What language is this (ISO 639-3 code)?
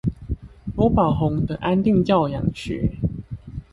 zho